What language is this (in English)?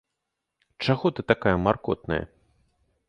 Belarusian